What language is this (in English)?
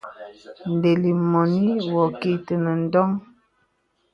Bebele